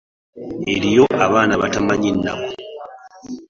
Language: Ganda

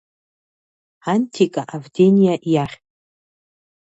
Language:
Abkhazian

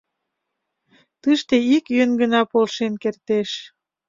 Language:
Mari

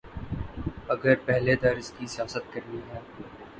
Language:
Urdu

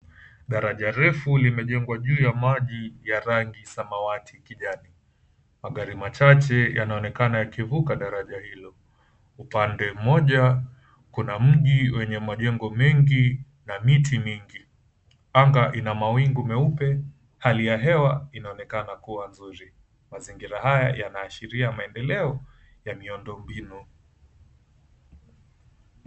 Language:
Swahili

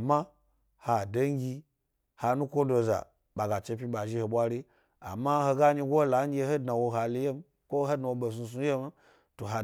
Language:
Gbari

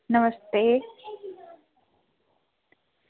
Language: Dogri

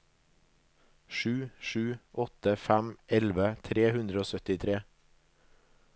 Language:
Norwegian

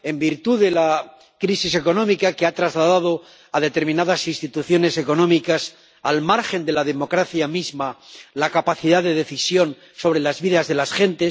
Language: Spanish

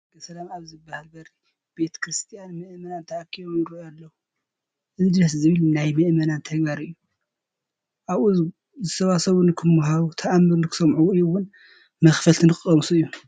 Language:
Tigrinya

